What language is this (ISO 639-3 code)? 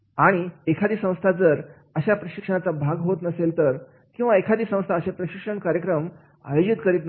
mar